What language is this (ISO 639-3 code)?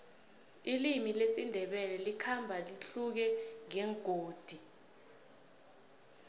nbl